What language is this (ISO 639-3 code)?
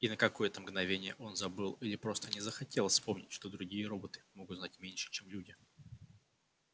rus